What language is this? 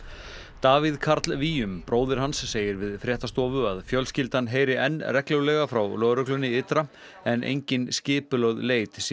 Icelandic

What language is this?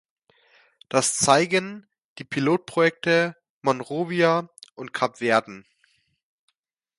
German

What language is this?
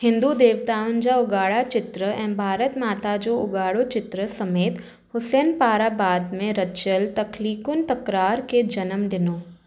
Sindhi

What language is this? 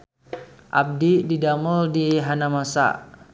Sundanese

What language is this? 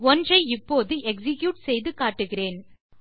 Tamil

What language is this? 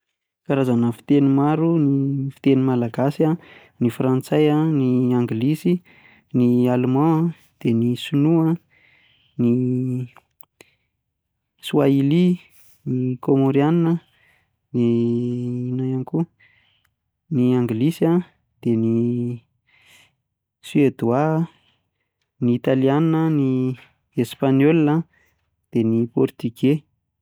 Malagasy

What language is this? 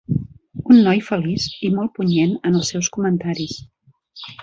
Catalan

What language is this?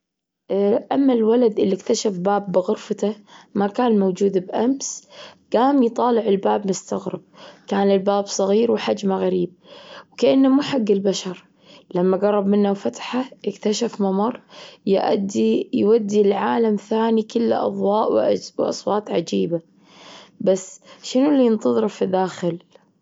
Gulf Arabic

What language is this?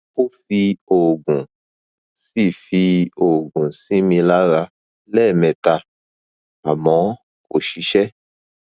Yoruba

